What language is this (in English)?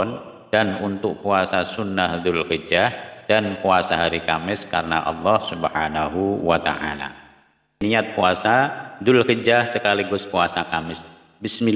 Indonesian